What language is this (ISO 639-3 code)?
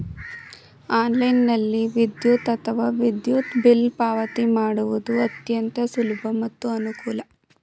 kan